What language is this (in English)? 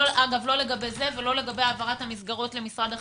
Hebrew